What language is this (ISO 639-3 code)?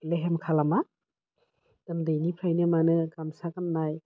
brx